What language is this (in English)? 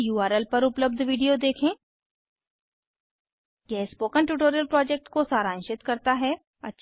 Hindi